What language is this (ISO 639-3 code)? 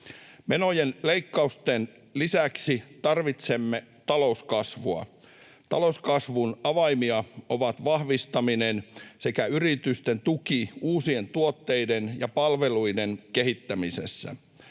fin